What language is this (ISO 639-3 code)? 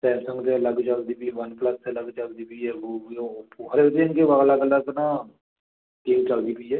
pan